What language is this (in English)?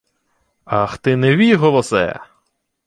Ukrainian